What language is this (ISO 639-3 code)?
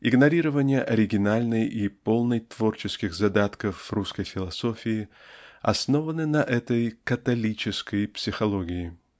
rus